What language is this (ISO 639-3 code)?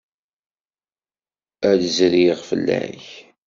kab